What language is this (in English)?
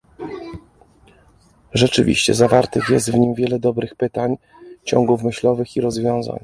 Polish